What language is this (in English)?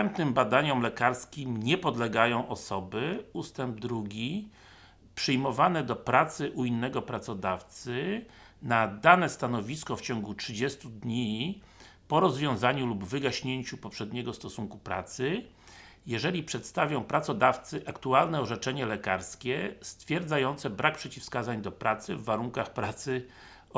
Polish